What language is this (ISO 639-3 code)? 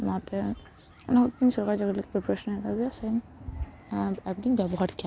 sat